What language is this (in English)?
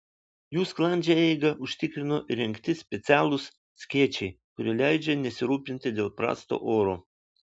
Lithuanian